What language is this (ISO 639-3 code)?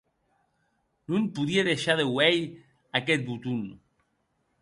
oci